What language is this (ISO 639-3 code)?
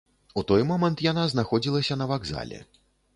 bel